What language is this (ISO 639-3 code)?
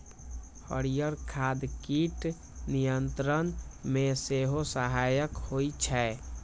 mai